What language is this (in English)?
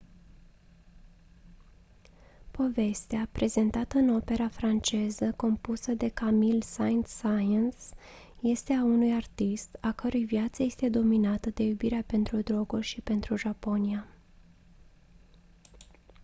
Romanian